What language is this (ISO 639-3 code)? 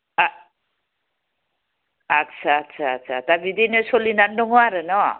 brx